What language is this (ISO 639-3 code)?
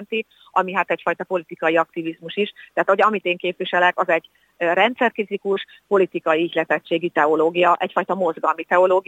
hun